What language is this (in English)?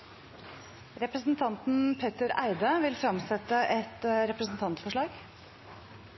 Norwegian Nynorsk